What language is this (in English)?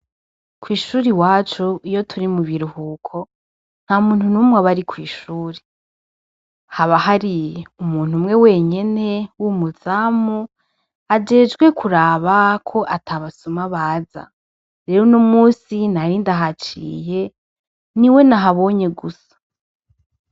Rundi